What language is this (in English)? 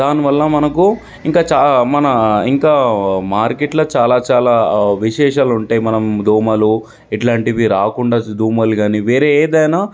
Telugu